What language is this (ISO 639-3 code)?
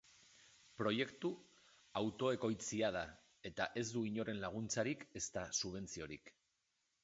eus